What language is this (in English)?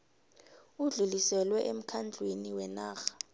South Ndebele